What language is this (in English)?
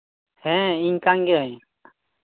Santali